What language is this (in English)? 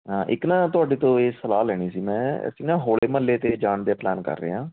Punjabi